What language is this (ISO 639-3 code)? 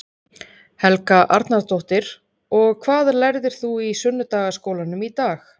isl